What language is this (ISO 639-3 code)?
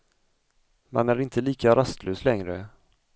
swe